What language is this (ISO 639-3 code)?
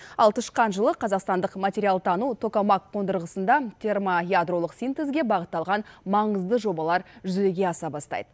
kaz